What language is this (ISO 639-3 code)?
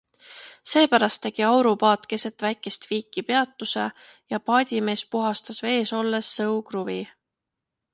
est